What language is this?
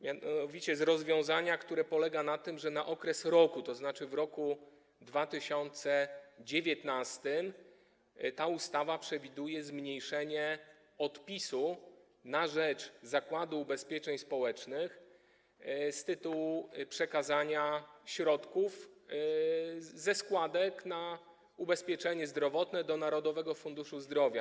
Polish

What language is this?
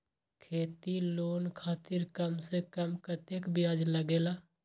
Magahi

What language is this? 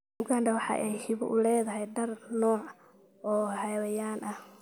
Somali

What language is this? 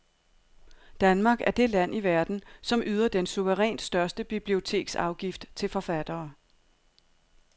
Danish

